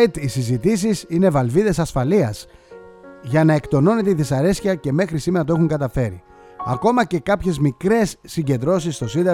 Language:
Greek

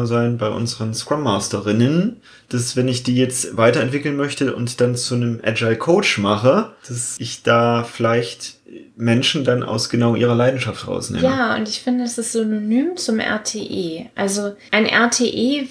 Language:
German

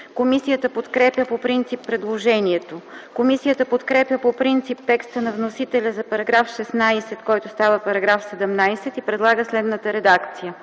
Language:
Bulgarian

